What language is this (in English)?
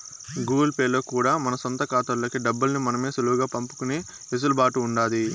Telugu